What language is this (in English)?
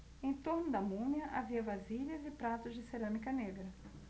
Portuguese